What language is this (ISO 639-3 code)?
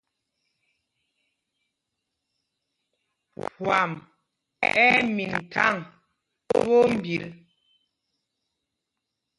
mgg